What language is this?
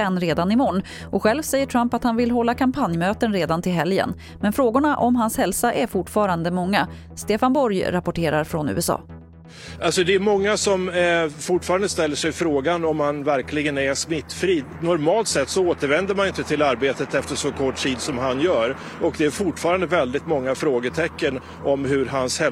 Swedish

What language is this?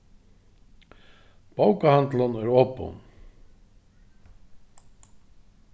Faroese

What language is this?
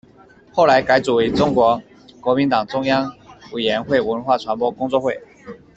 Chinese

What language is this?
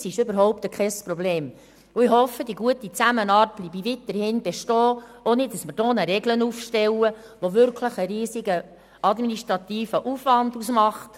Swiss German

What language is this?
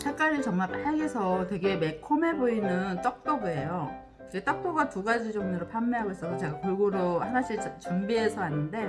Korean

